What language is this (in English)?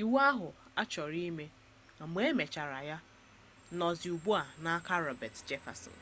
Igbo